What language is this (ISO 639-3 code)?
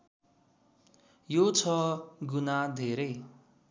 nep